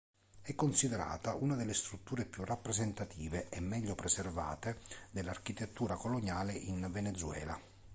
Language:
Italian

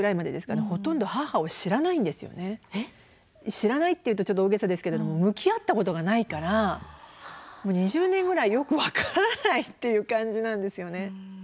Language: Japanese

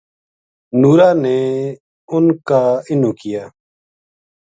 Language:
Gujari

